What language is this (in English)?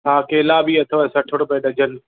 Sindhi